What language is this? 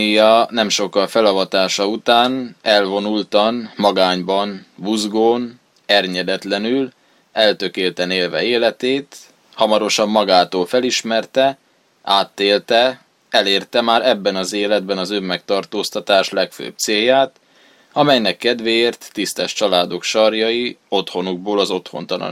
Hungarian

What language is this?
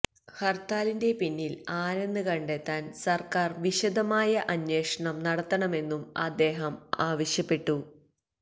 Malayalam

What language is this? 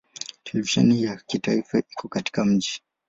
Swahili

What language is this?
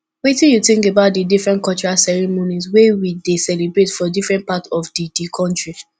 Nigerian Pidgin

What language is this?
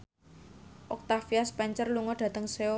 Javanese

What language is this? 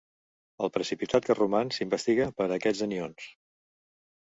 Catalan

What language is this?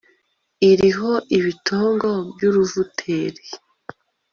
Kinyarwanda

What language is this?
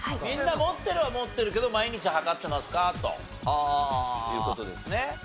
Japanese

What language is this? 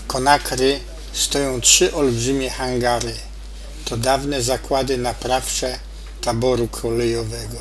Polish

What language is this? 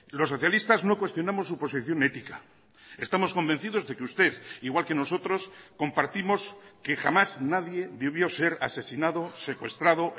Spanish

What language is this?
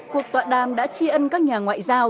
Vietnamese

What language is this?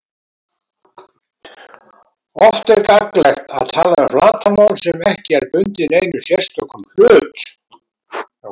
Icelandic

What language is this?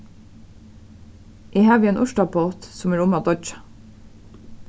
Faroese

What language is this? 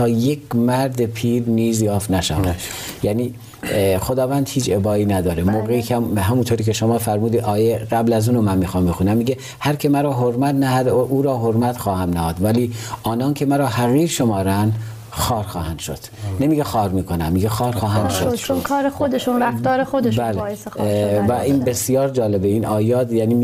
Persian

